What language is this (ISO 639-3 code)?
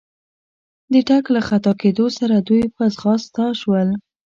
pus